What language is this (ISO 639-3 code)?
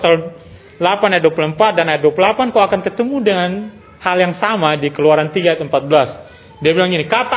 ind